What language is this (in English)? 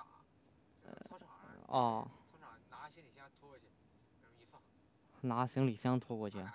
Chinese